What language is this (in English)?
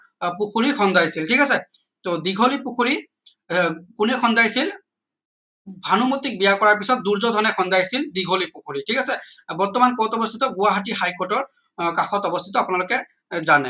Assamese